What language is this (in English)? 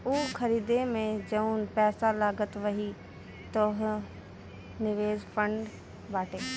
Bhojpuri